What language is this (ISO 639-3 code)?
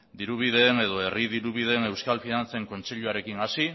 eus